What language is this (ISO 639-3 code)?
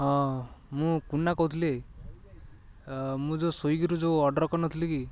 ori